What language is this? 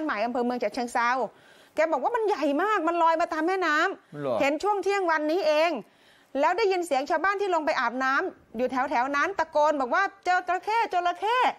Thai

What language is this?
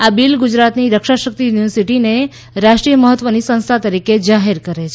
Gujarati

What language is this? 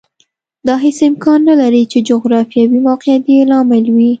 Pashto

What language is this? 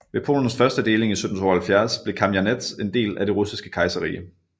Danish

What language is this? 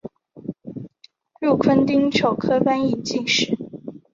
Chinese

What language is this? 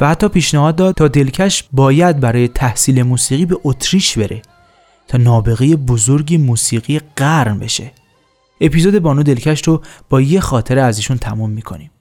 Persian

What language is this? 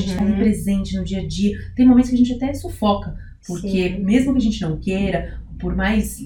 Portuguese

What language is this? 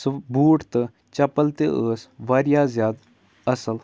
Kashmiri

